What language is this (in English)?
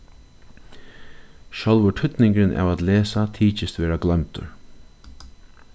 Faroese